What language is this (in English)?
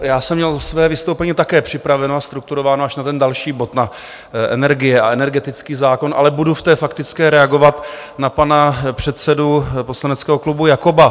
Czech